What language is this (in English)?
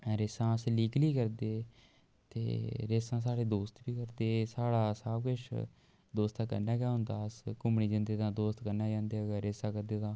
Dogri